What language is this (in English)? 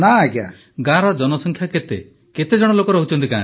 Odia